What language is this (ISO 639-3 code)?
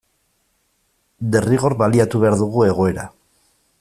eus